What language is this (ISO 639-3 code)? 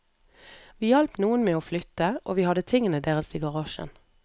nor